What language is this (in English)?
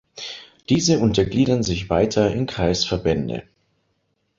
German